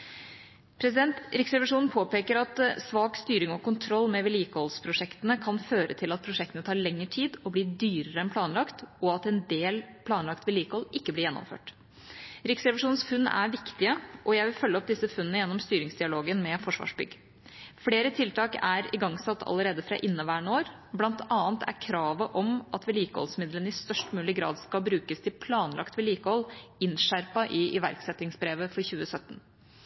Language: Norwegian Bokmål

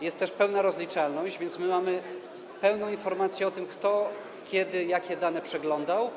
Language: Polish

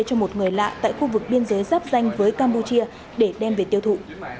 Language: Vietnamese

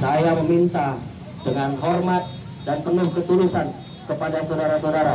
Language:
Indonesian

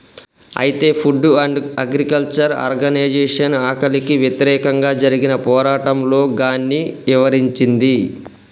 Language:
Telugu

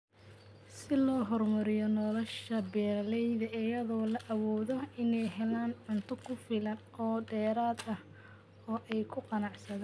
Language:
Somali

